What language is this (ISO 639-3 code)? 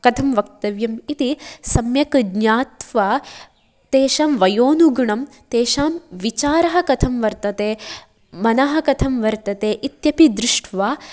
san